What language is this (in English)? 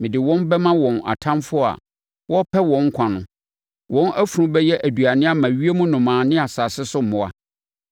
Akan